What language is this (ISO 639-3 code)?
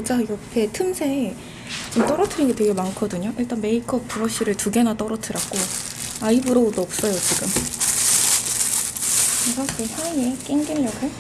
kor